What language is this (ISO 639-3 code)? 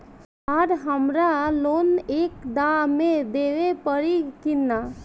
bho